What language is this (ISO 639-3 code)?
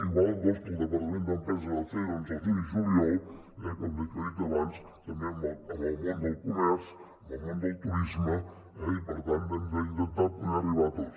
cat